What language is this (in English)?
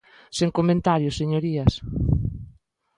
Galician